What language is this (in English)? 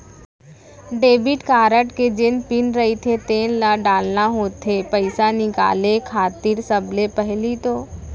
Chhattisgarhi